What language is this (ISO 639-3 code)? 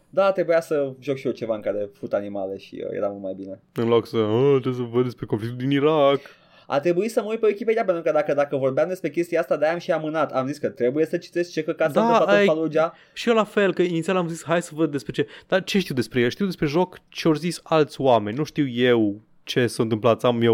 ron